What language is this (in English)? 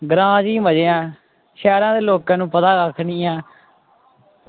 Dogri